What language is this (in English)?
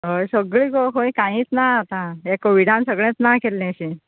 Konkani